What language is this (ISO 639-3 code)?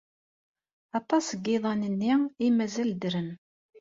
kab